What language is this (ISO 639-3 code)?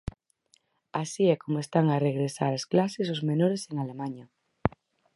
glg